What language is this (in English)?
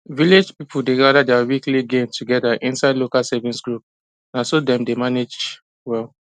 Nigerian Pidgin